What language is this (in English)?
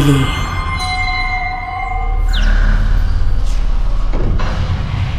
Filipino